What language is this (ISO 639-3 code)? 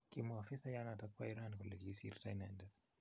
kln